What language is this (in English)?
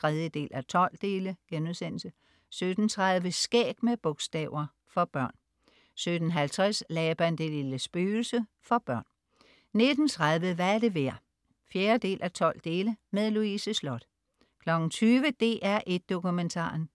Danish